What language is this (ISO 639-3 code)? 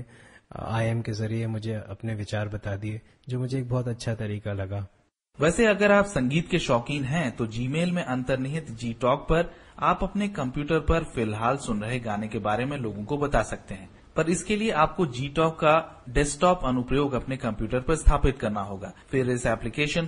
hin